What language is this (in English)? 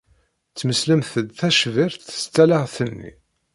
Kabyle